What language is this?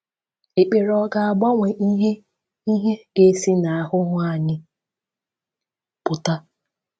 Igbo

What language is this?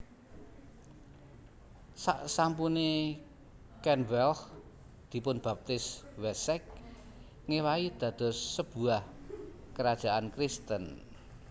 Javanese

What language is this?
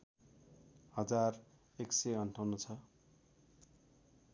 Nepali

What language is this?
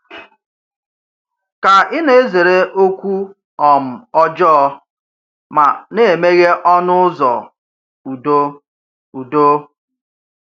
Igbo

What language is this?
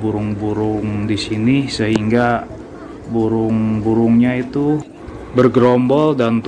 Indonesian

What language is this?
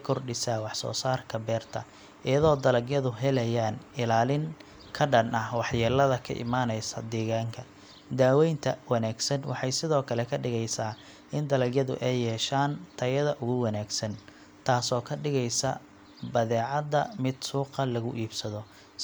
Somali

